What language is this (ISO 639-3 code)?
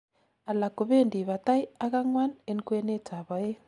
kln